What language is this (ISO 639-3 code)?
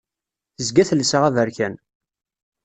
kab